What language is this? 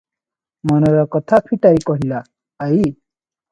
Odia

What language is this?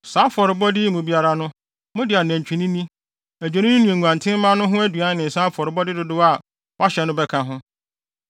Akan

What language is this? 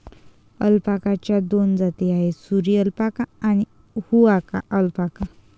Marathi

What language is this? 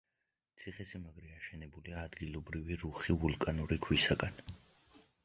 Georgian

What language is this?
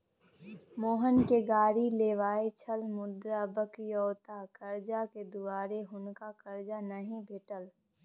Maithili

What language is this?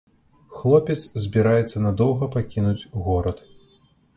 Belarusian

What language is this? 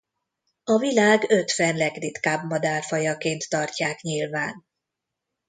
Hungarian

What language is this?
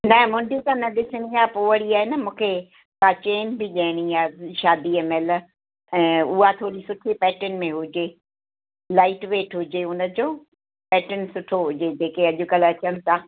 Sindhi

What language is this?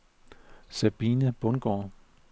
Danish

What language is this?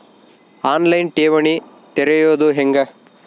Kannada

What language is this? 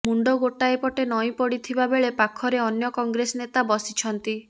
Odia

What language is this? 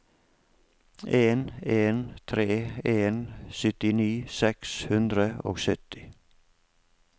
Norwegian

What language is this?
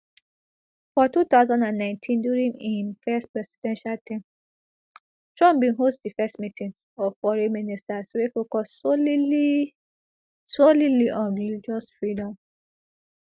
Nigerian Pidgin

